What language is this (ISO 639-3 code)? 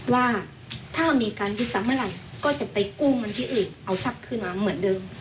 tha